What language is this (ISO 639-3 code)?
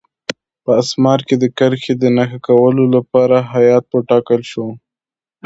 pus